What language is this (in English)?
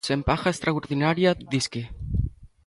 Galician